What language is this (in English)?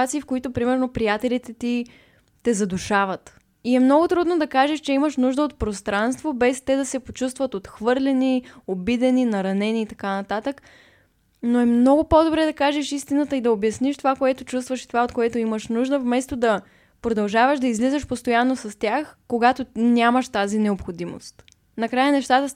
Bulgarian